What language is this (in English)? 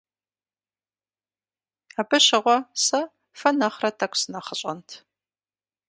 Kabardian